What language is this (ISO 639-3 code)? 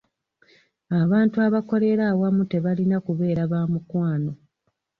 lug